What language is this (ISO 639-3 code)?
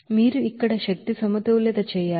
tel